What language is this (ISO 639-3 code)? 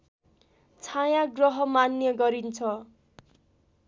nep